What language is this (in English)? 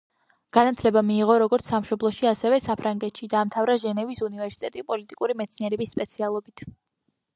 Georgian